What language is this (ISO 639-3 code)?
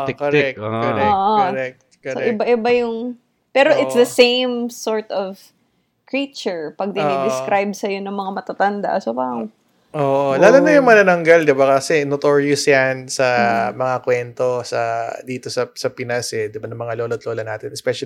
fil